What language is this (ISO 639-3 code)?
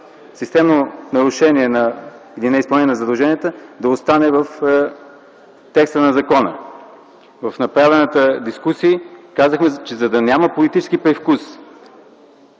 bul